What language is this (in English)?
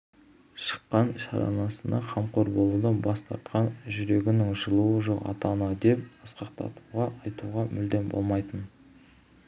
Kazakh